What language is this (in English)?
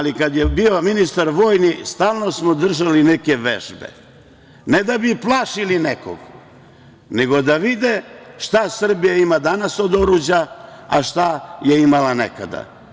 Serbian